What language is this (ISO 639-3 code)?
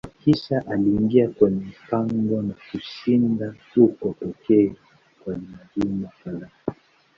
swa